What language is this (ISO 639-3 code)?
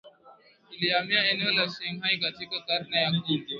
swa